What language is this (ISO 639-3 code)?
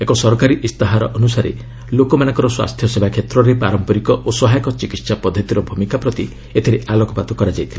ori